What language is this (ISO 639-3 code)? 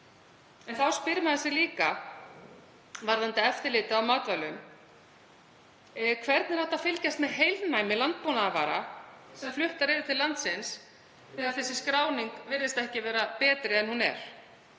isl